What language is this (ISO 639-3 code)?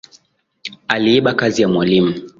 swa